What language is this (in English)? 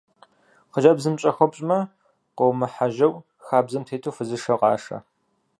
Kabardian